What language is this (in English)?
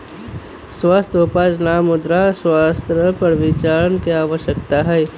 Magahi